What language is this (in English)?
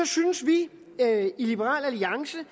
Danish